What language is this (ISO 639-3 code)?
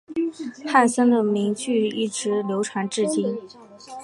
zho